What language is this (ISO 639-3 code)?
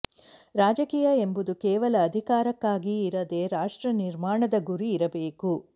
kan